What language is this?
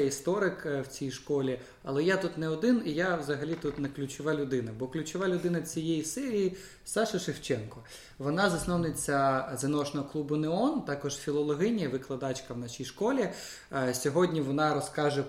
Ukrainian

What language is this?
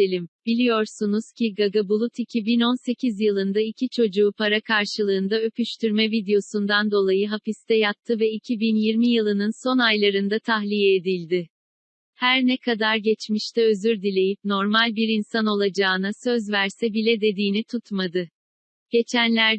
Turkish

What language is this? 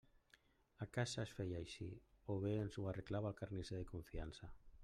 Catalan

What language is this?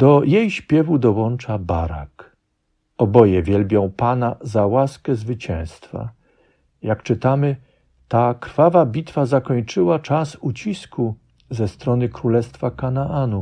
Polish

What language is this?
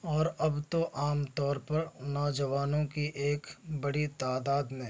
Urdu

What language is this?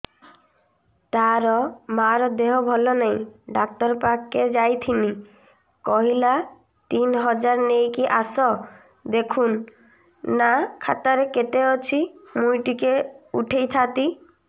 Odia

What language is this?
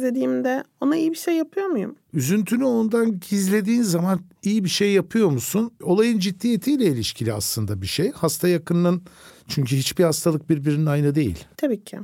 Turkish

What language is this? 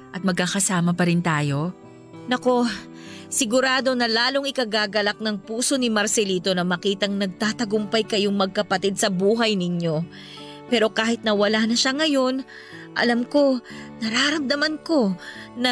Filipino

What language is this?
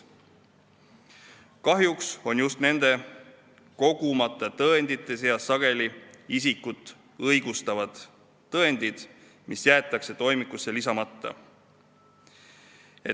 Estonian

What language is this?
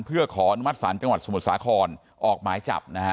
Thai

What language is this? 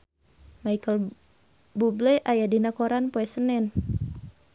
Sundanese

